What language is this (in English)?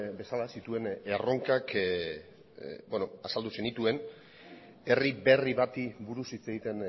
Basque